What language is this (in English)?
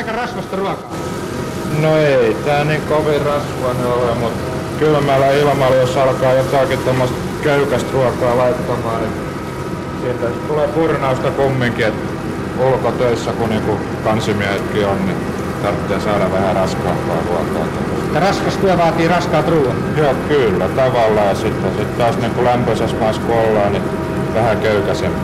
Finnish